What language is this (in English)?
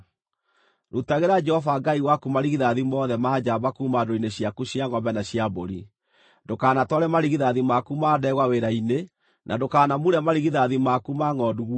Kikuyu